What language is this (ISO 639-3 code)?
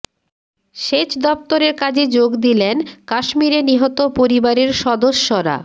ben